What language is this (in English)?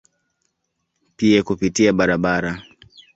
Swahili